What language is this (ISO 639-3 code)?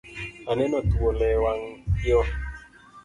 luo